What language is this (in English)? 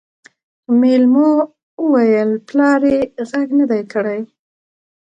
Pashto